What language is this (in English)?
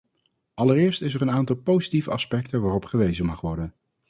Dutch